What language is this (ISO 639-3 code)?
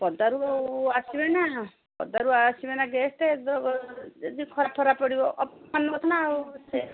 ori